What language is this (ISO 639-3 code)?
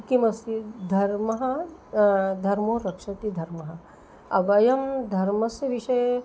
san